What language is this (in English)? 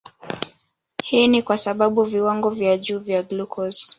Swahili